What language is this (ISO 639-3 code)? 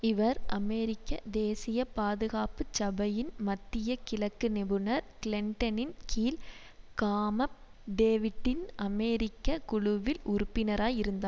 tam